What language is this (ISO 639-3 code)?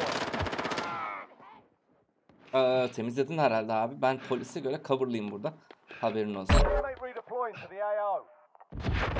tur